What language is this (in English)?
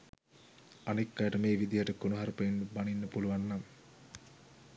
Sinhala